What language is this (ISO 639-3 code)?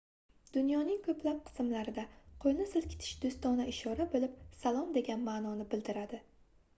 uzb